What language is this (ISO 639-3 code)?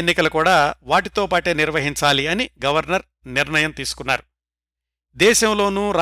tel